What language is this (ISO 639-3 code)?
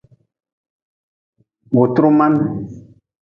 nmz